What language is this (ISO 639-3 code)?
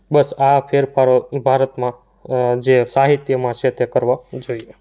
guj